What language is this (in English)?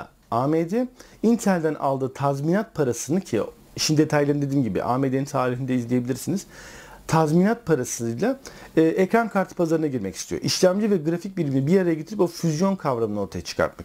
Turkish